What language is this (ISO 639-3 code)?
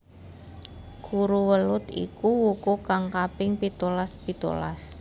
jav